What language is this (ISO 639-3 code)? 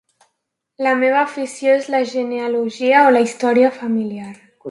cat